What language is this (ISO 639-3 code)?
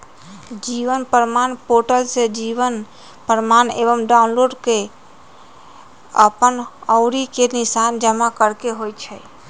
mag